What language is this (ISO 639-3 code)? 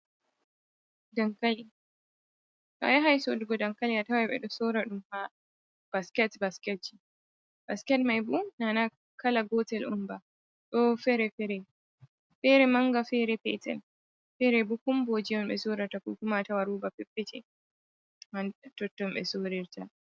ful